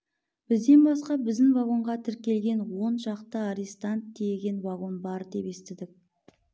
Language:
Kazakh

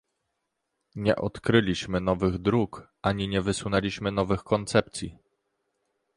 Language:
Polish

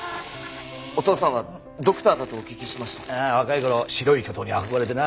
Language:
Japanese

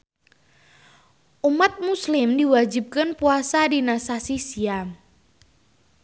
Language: Sundanese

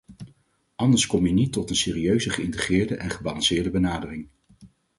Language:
Dutch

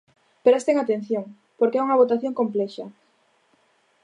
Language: Galician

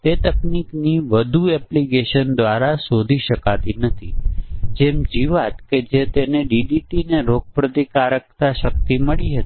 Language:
Gujarati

